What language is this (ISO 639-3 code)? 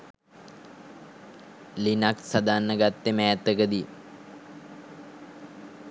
sin